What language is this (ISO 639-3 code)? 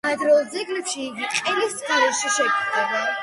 kat